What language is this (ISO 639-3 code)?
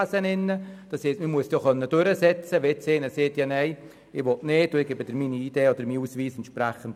gsw